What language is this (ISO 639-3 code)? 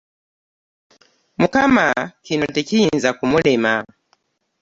lug